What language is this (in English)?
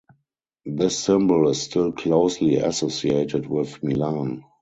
English